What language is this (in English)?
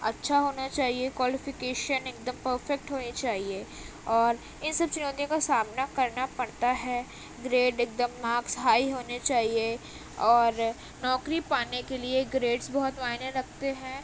Urdu